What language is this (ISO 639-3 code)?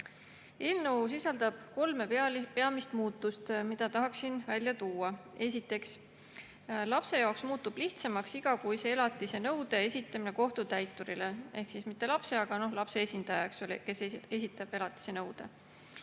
est